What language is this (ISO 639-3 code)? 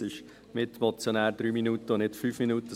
gsw